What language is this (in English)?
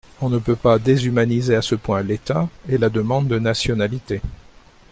French